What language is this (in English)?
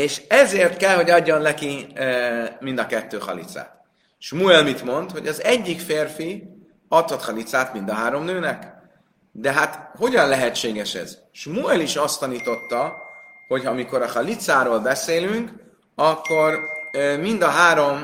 Hungarian